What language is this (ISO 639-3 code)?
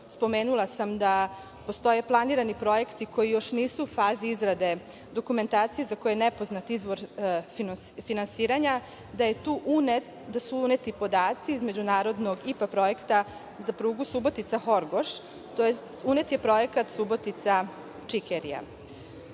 srp